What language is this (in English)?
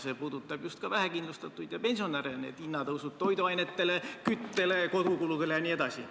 Estonian